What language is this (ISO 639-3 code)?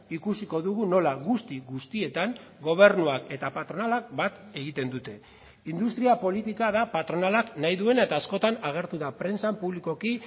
eus